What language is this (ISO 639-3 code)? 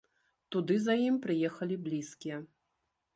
bel